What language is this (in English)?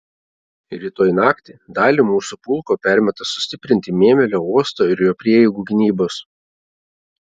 Lithuanian